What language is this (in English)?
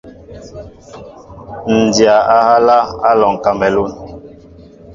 Mbo (Cameroon)